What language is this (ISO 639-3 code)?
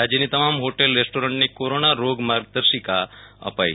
guj